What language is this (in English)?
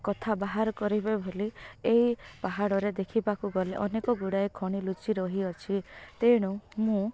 Odia